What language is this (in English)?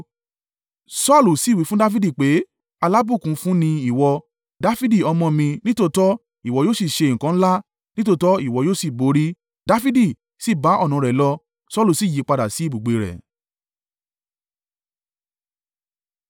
Yoruba